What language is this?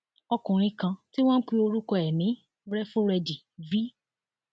Yoruba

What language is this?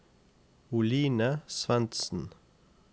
Norwegian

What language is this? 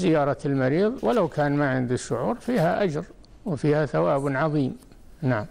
Arabic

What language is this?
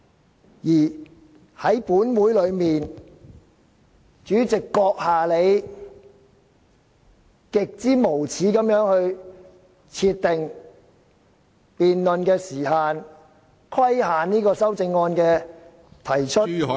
Cantonese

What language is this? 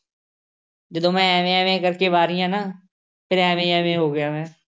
Punjabi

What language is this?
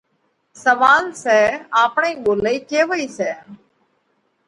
Parkari Koli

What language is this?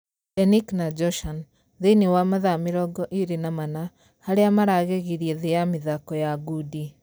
Kikuyu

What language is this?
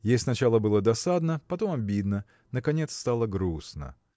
Russian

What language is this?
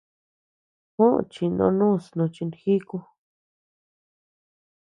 Tepeuxila Cuicatec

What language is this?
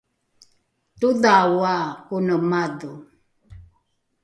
Rukai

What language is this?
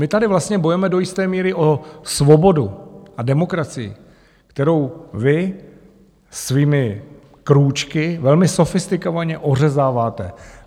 Czech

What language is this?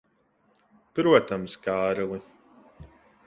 Latvian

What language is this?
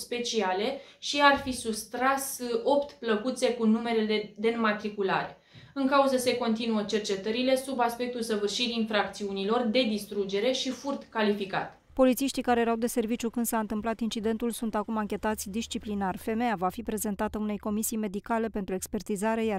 Romanian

